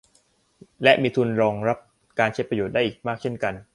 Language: Thai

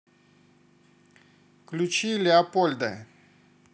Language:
Russian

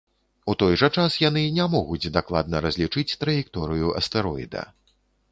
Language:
Belarusian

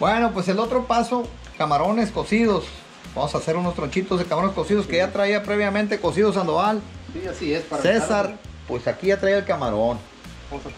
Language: Spanish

